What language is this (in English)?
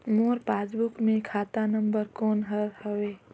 Chhattisgarhi